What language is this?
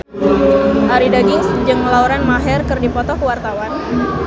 Sundanese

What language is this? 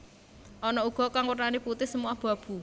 Javanese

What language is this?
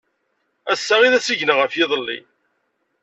Kabyle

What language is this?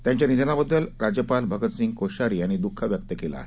Marathi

